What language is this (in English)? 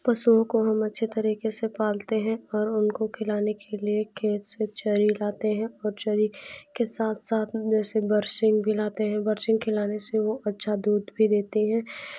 Hindi